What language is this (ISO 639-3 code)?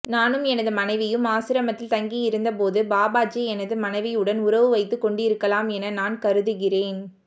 tam